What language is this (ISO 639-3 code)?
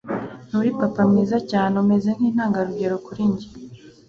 kin